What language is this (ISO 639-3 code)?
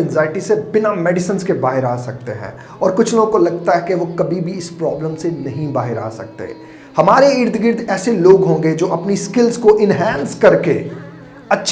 eng